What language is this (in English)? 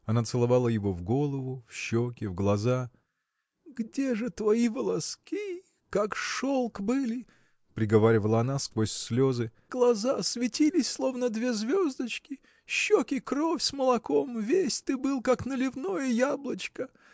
Russian